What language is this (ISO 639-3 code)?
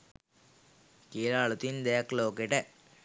sin